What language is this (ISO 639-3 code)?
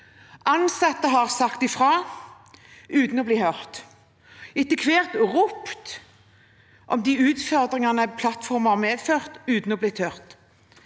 nor